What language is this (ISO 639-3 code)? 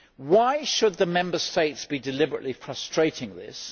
eng